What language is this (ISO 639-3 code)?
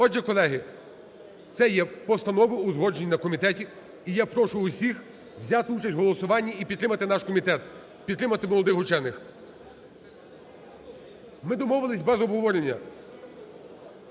ukr